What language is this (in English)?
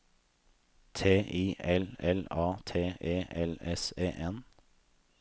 Norwegian